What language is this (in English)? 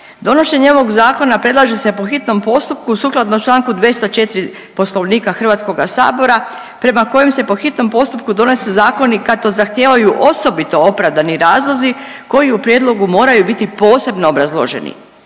Croatian